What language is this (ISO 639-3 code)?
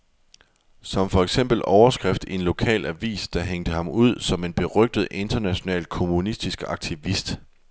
dan